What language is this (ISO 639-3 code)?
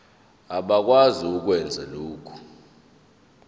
zul